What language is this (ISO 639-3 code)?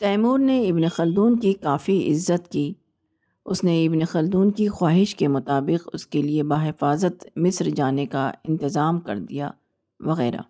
urd